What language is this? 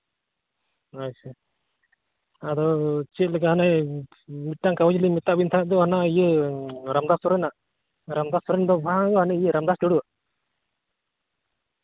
Santali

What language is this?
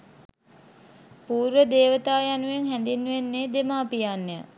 Sinhala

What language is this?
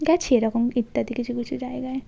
Bangla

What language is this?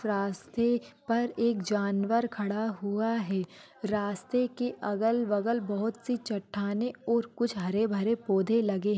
Marwari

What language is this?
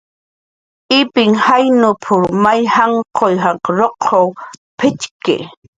Jaqaru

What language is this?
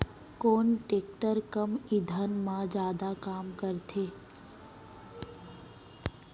Chhattisgarhi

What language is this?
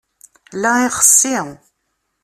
Kabyle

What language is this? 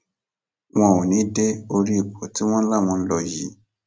Yoruba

